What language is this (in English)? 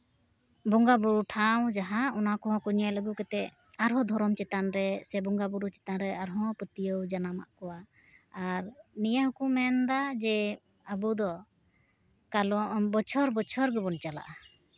Santali